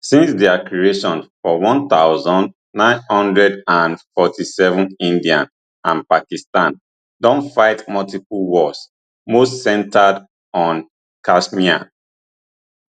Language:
Nigerian Pidgin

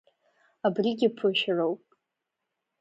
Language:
Abkhazian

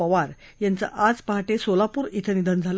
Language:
Marathi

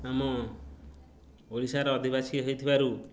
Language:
Odia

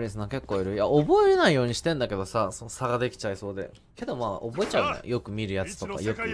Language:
Japanese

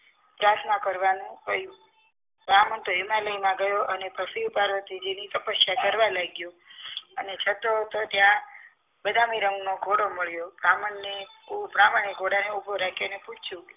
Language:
Gujarati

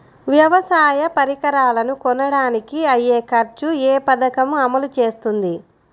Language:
Telugu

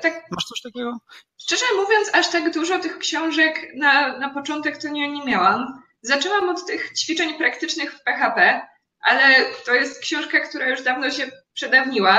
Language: Polish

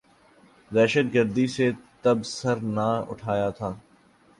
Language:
Urdu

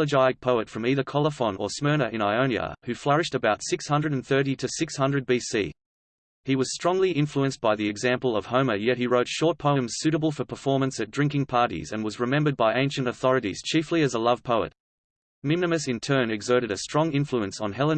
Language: English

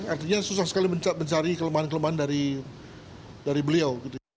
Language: Indonesian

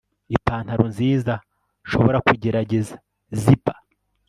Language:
Kinyarwanda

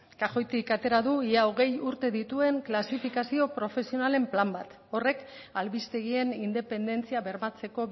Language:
Basque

